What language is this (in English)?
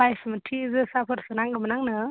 Bodo